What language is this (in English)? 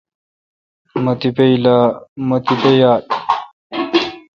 Kalkoti